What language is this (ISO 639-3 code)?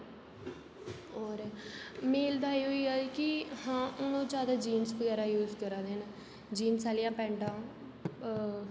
doi